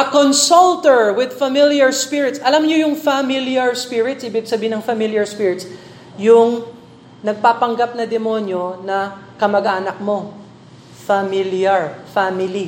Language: Filipino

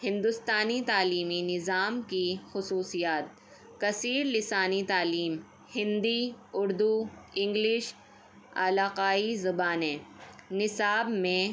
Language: Urdu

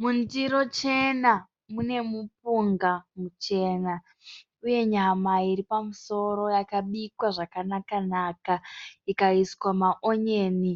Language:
Shona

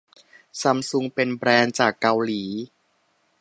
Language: Thai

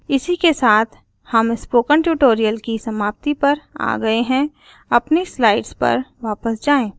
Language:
Hindi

